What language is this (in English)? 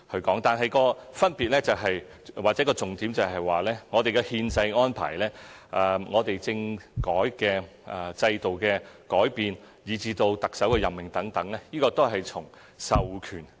Cantonese